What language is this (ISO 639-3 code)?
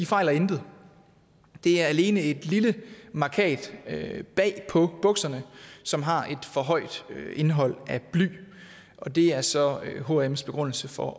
dan